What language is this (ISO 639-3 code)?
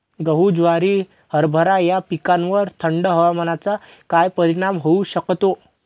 mar